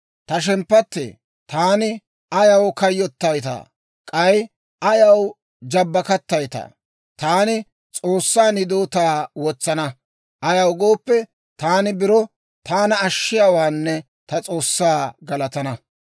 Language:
Dawro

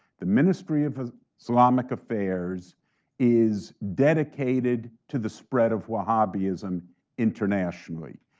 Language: English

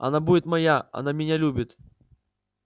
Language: Russian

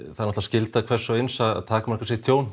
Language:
Icelandic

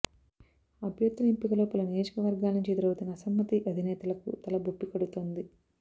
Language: Telugu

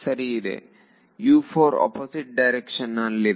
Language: Kannada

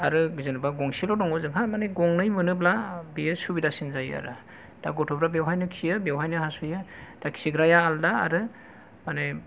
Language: Bodo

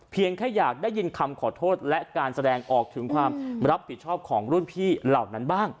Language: Thai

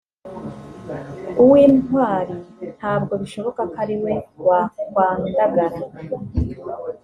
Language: Kinyarwanda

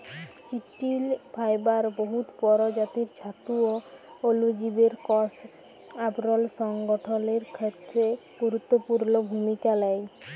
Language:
Bangla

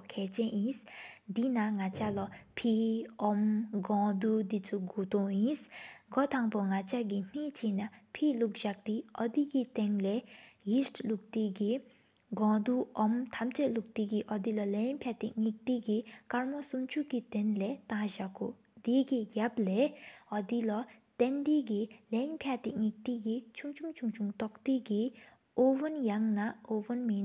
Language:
Sikkimese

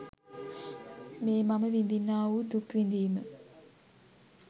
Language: Sinhala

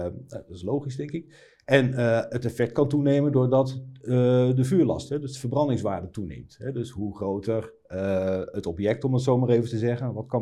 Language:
Dutch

